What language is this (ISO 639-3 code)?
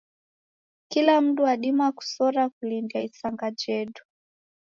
dav